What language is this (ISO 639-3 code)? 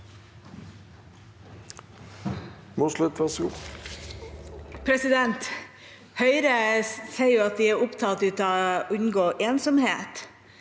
nor